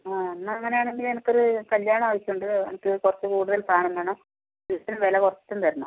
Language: Malayalam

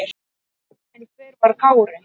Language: Icelandic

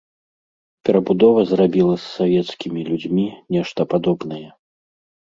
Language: Belarusian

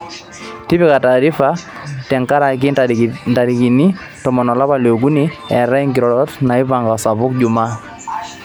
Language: Masai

